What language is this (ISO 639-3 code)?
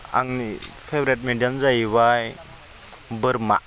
brx